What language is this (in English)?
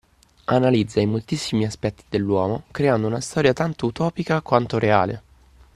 Italian